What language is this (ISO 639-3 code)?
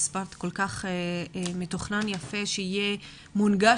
heb